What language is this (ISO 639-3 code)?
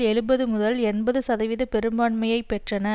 tam